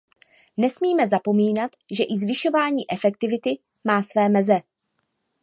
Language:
Czech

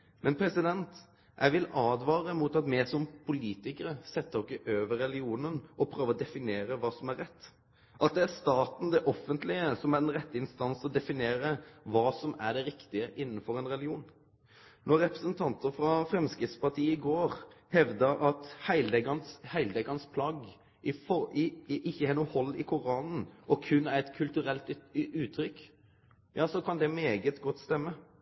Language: Norwegian Nynorsk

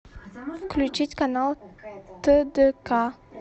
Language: Russian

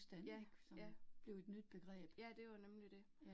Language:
Danish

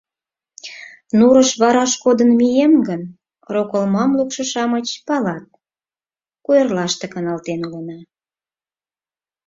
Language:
Mari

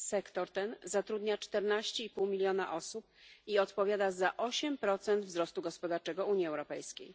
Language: Polish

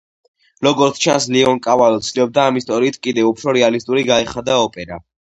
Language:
Georgian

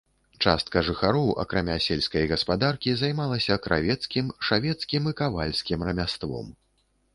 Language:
Belarusian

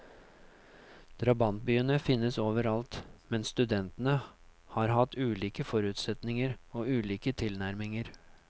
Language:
Norwegian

